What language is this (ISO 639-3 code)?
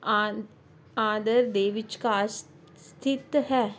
pan